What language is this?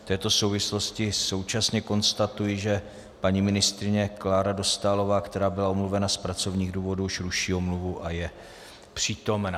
Czech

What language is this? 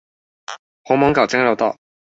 Chinese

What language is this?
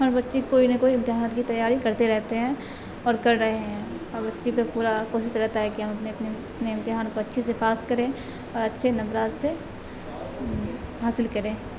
Urdu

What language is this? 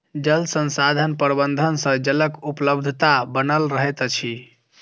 Maithili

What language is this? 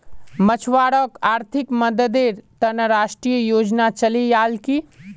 Magahi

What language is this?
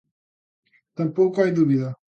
Galician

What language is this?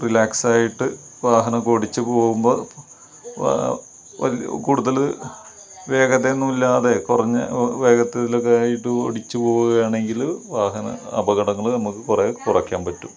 Malayalam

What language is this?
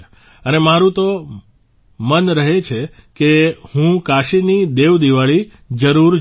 Gujarati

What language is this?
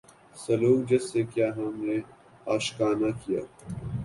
Urdu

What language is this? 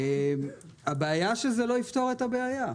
Hebrew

